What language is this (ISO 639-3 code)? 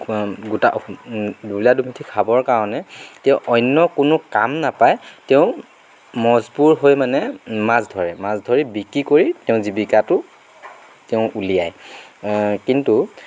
asm